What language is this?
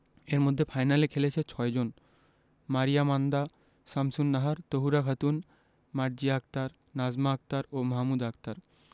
Bangla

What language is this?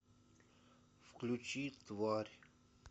Russian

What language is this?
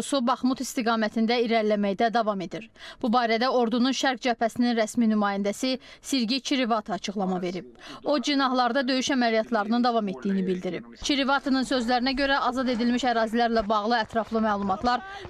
Turkish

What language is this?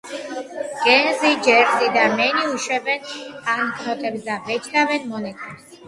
Georgian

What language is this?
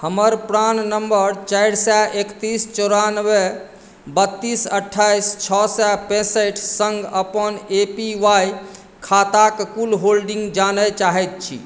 Maithili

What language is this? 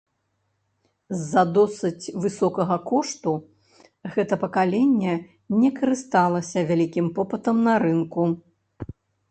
Belarusian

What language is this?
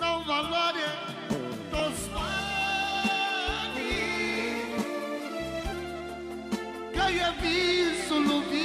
Romanian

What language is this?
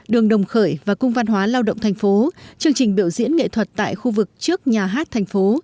Vietnamese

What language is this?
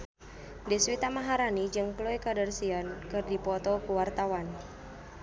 Sundanese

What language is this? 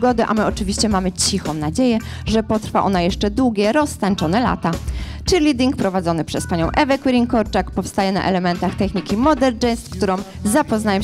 Polish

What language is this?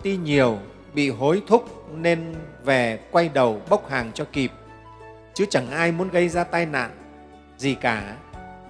Vietnamese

